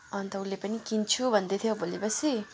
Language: Nepali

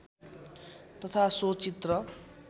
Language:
Nepali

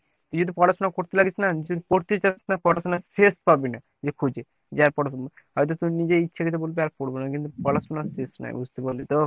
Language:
Bangla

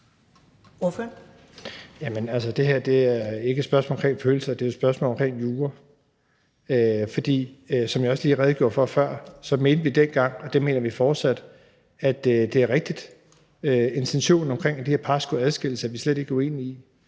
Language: Danish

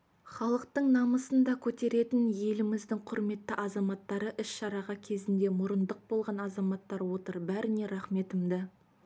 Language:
Kazakh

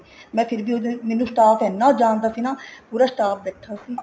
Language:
Punjabi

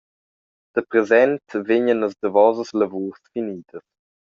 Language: Romansh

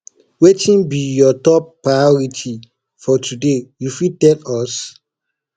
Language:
Nigerian Pidgin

